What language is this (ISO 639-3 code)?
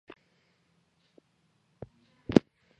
kat